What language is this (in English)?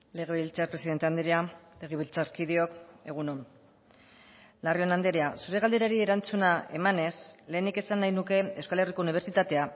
Basque